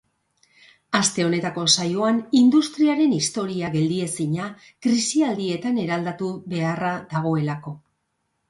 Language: Basque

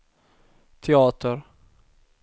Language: Swedish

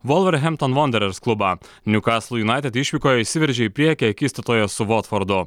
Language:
Lithuanian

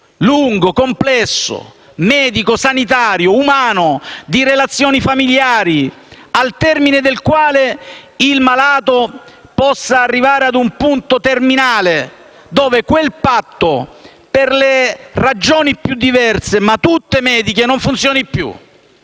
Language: Italian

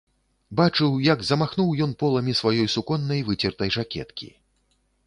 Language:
Belarusian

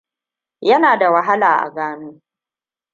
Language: Hausa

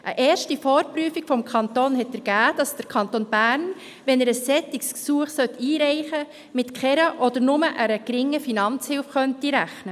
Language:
Swiss German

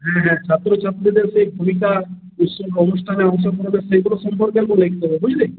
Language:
Bangla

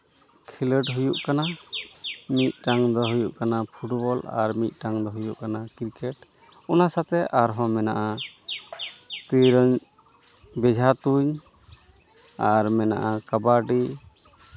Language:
Santali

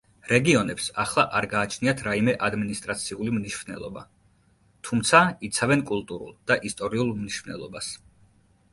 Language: Georgian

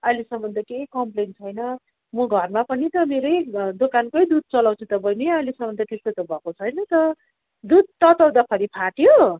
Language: Nepali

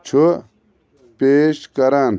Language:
Kashmiri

